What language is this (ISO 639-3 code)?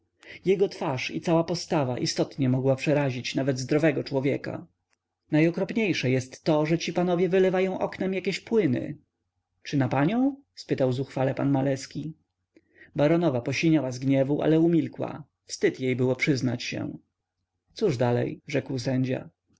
pol